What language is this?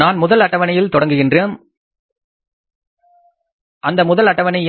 Tamil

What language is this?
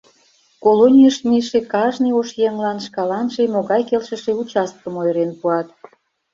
Mari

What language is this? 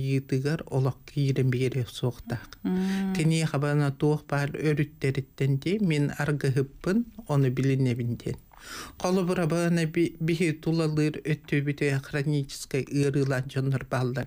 Turkish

